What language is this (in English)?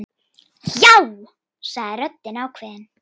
Icelandic